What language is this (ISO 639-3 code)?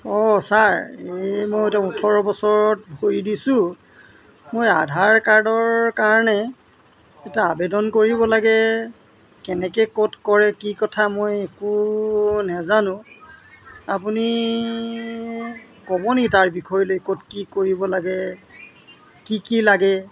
asm